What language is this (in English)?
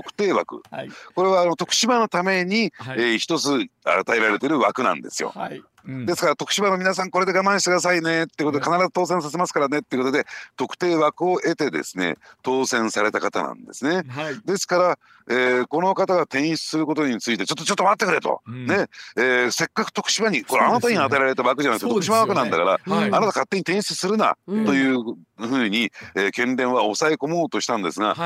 Japanese